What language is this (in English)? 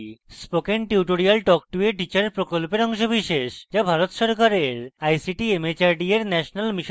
Bangla